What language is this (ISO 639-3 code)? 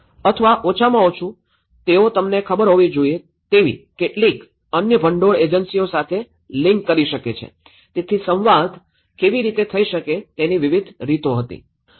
guj